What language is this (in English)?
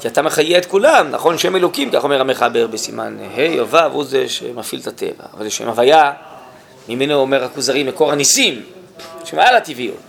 Hebrew